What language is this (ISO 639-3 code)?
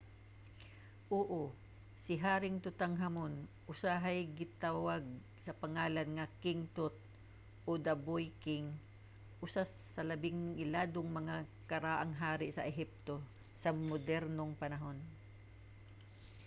ceb